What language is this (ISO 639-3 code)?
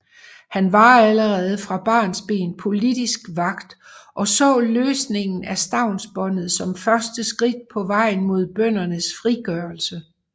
dan